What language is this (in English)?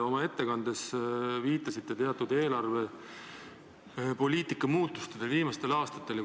Estonian